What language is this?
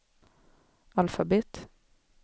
Swedish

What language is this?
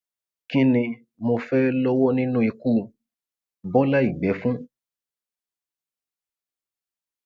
Yoruba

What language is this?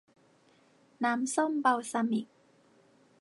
Thai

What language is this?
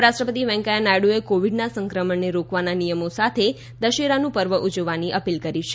Gujarati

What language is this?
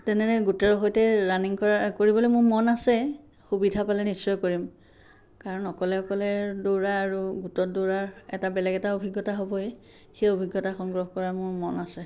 Assamese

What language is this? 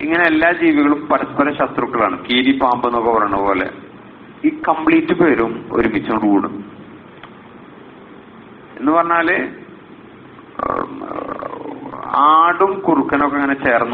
Arabic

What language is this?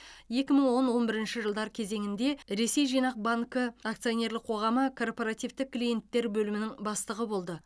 Kazakh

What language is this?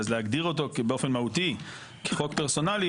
Hebrew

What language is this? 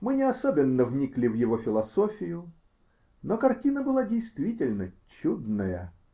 Russian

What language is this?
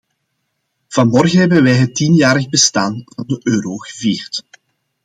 Dutch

